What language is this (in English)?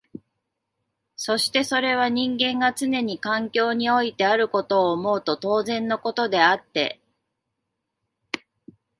Japanese